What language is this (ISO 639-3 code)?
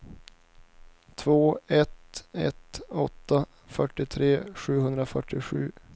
swe